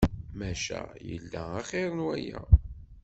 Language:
Kabyle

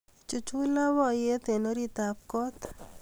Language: Kalenjin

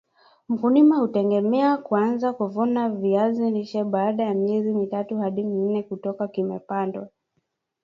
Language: Swahili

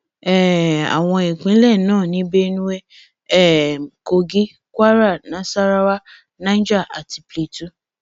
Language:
Yoruba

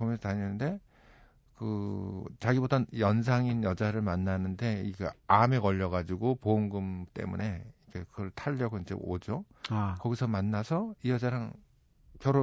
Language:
Korean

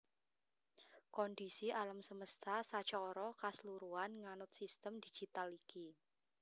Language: Javanese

